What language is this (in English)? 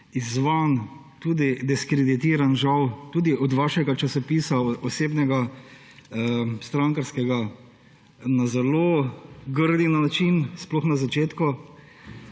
Slovenian